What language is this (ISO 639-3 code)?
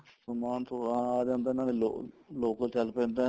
pan